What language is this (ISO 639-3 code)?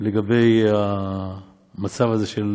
heb